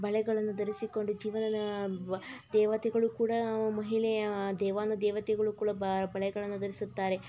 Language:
Kannada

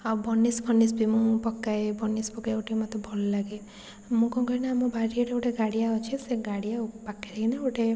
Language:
Odia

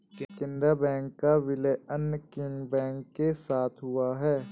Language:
Hindi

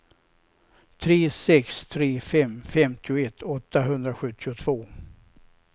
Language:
Swedish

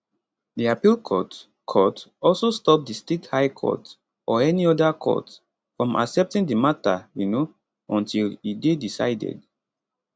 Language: Nigerian Pidgin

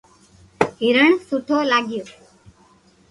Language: Loarki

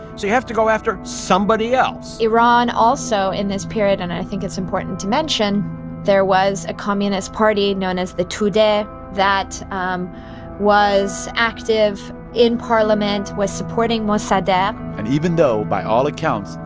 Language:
English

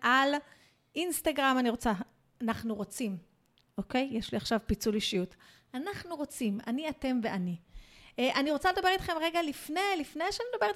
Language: Hebrew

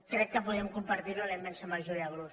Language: Catalan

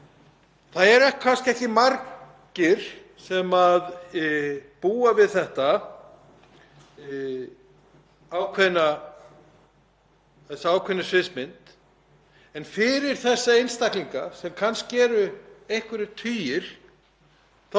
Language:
Icelandic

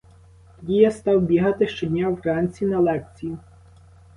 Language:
Ukrainian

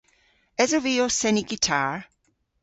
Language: Cornish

